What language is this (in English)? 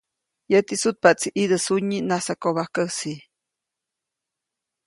Copainalá Zoque